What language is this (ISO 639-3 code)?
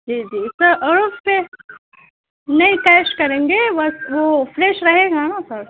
urd